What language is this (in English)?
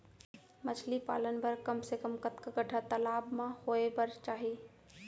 Chhattisgarhi